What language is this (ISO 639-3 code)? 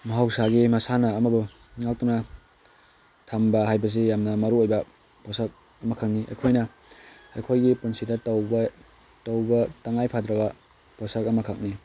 mni